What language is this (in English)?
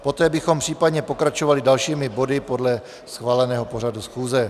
Czech